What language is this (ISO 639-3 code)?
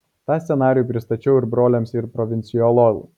lit